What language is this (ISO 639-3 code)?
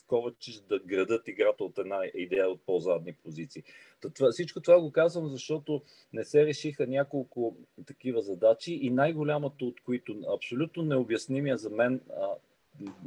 bul